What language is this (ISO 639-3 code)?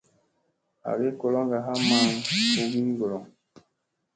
mse